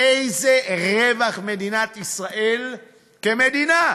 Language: Hebrew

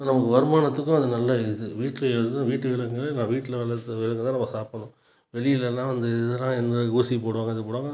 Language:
Tamil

